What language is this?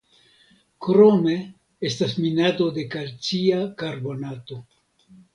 Esperanto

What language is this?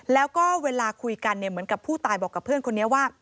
Thai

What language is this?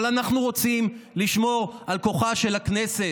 Hebrew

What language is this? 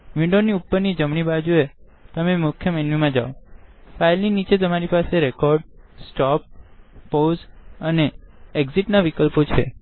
Gujarati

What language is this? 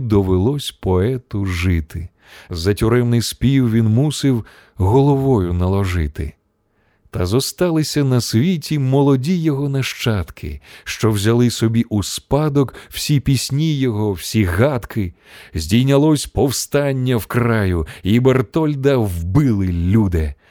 Ukrainian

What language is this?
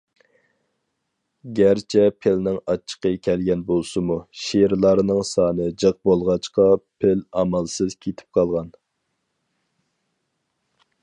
Uyghur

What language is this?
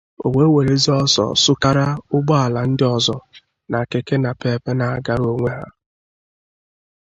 Igbo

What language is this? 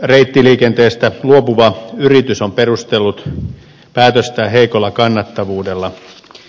Finnish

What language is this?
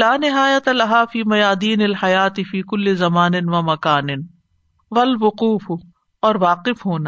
Urdu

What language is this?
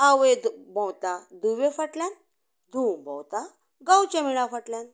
Konkani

